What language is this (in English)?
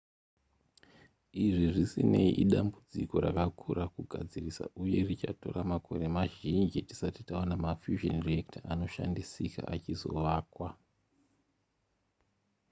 Shona